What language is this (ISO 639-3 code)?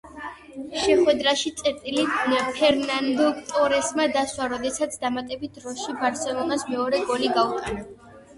kat